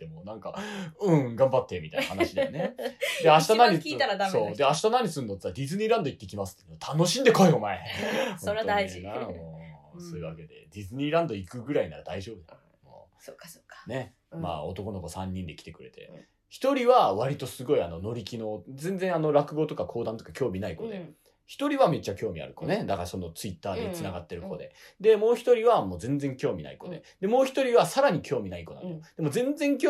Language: Japanese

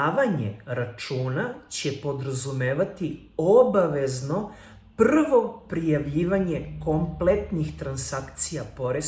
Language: Serbian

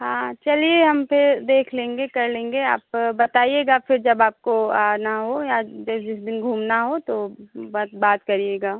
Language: Hindi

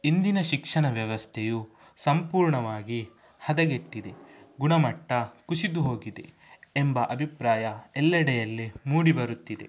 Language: Kannada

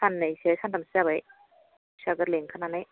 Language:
Bodo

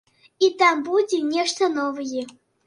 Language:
Belarusian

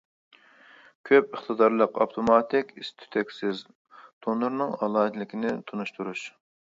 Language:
Uyghur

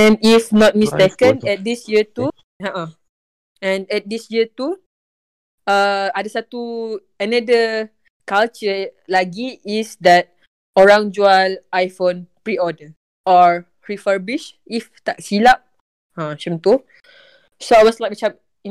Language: Malay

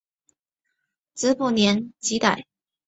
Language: Chinese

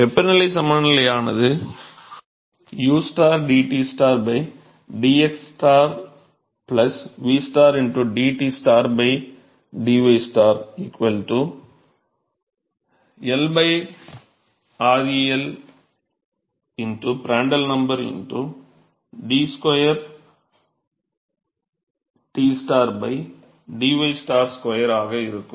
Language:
Tamil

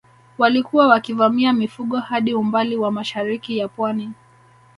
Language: Swahili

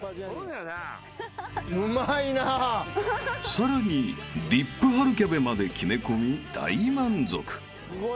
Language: Japanese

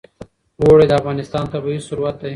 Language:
Pashto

